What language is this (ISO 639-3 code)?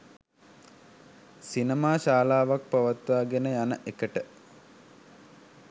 sin